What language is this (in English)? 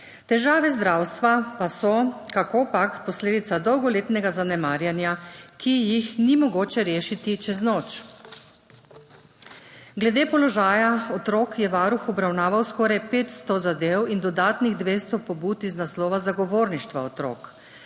Slovenian